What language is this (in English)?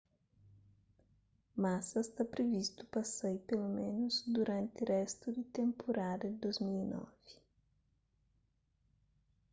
Kabuverdianu